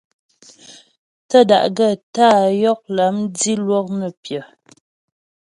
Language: Ghomala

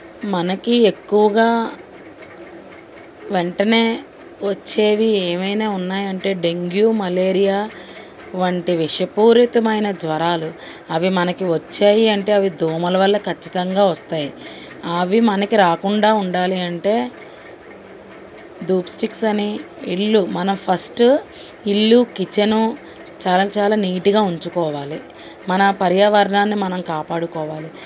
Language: Telugu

